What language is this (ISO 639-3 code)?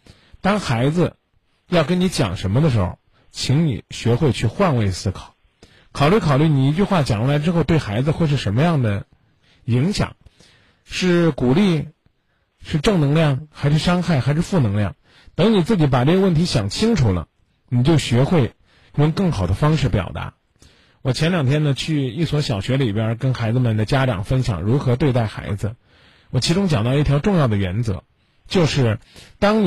zho